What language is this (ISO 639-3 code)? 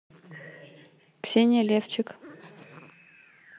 rus